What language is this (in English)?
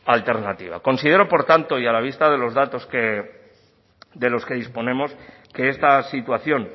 Spanish